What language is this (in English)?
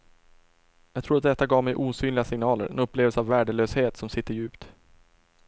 Swedish